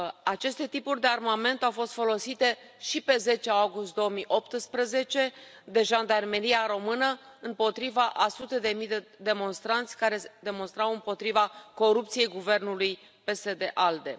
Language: Romanian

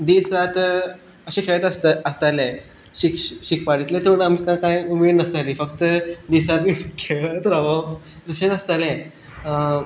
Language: Konkani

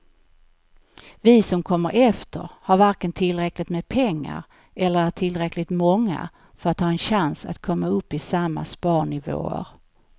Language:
Swedish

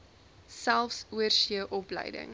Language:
Afrikaans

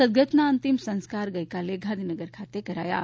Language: Gujarati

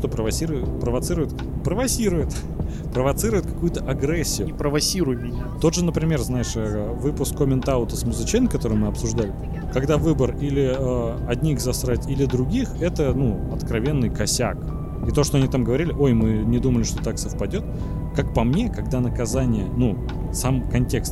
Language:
Russian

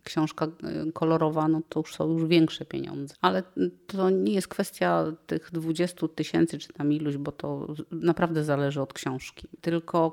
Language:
Polish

